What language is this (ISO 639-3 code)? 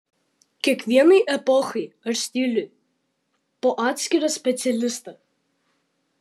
lit